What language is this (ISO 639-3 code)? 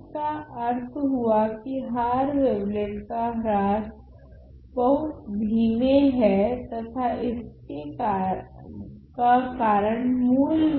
hin